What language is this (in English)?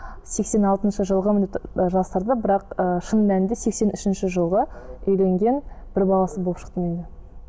Kazakh